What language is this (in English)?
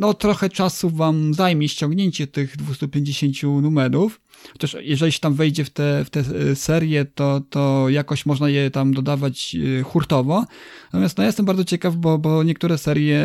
Polish